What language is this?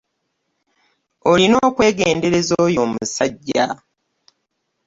Ganda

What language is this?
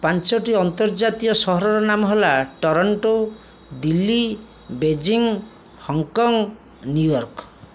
Odia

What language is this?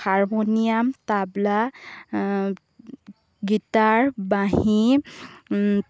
Assamese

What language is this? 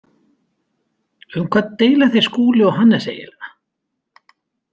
Icelandic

